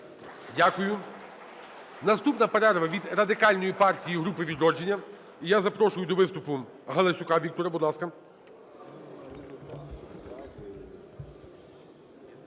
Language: Ukrainian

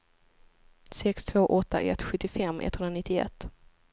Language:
Swedish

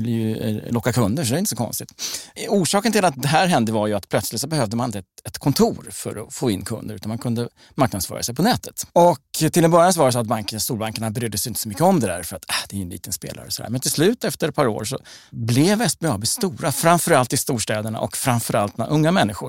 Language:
Swedish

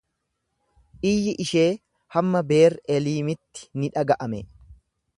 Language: Oromo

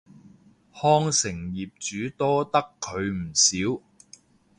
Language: Cantonese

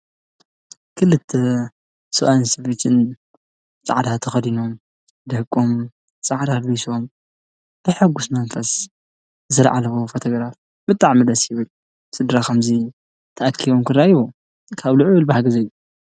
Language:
Tigrinya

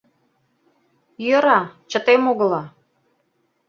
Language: Mari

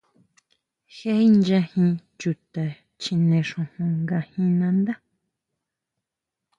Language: Huautla Mazatec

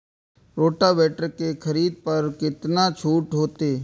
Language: Maithili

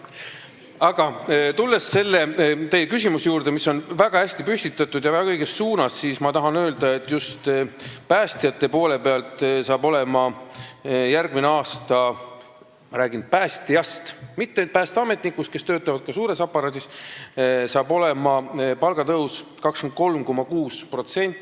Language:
Estonian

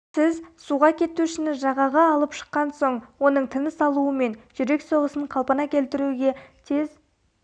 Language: Kazakh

